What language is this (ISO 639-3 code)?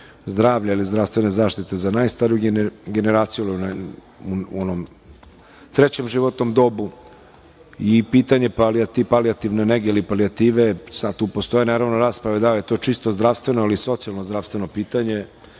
srp